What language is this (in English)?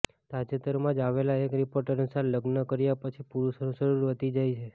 Gujarati